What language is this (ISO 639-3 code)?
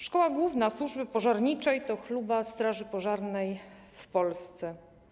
pol